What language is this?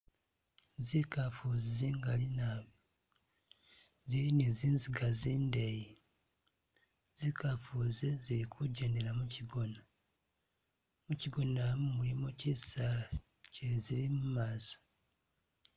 Masaaba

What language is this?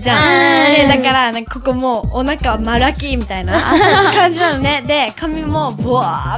Japanese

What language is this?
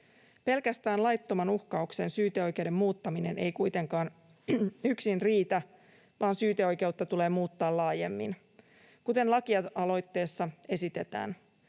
Finnish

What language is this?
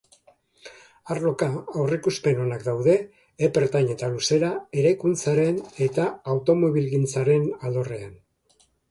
Basque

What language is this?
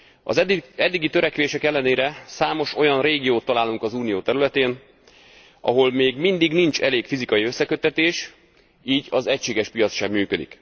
Hungarian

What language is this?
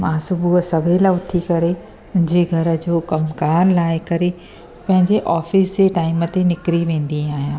Sindhi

